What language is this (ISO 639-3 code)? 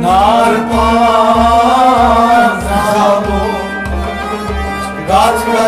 ron